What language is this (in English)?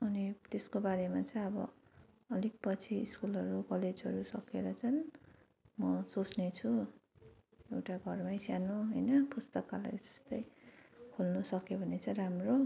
Nepali